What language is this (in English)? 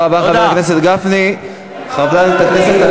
Hebrew